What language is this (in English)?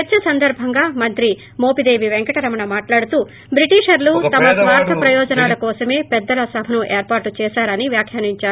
Telugu